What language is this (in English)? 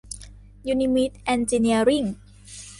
Thai